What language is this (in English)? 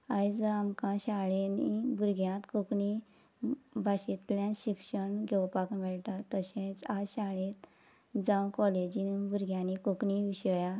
Konkani